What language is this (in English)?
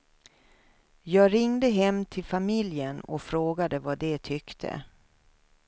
Swedish